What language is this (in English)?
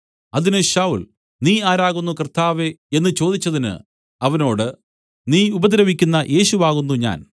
Malayalam